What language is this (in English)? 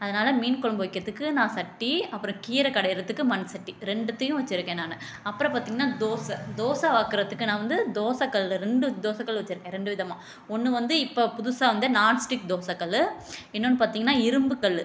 Tamil